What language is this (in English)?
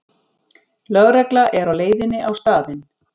Icelandic